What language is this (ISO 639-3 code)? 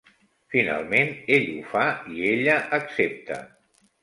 cat